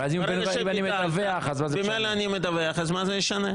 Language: Hebrew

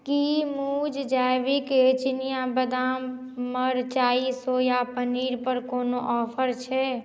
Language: Maithili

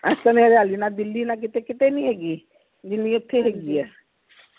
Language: Punjabi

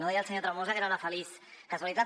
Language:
Catalan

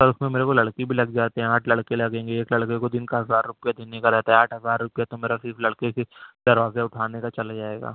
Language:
Urdu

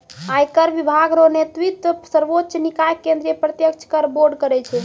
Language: Maithili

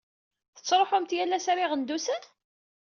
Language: Kabyle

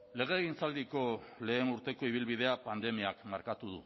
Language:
Basque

